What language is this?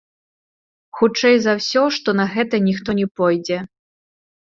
Belarusian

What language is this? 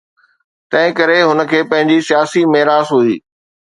Sindhi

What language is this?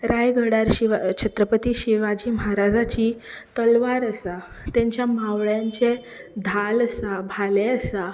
Konkani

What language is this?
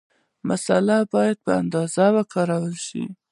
Pashto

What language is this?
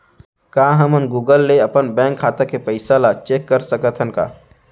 Chhattisgarhi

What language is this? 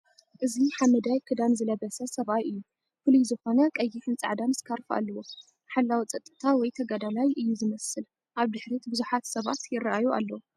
Tigrinya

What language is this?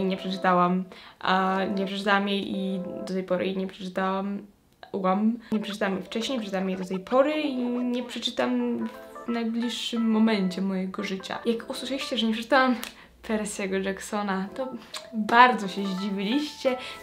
Polish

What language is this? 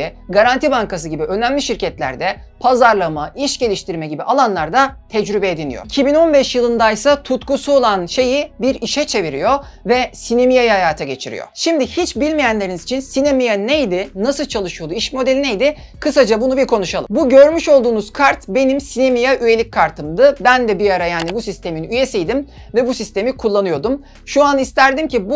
Turkish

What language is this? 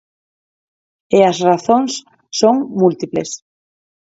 Galician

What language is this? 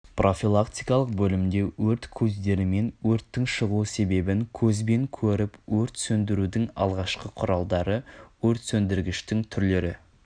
Kazakh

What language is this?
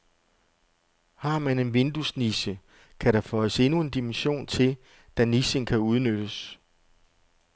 Danish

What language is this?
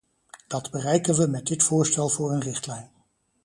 Dutch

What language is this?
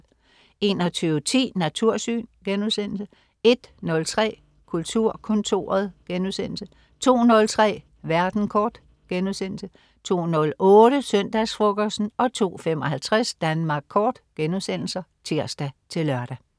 Danish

